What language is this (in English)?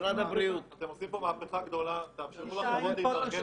Hebrew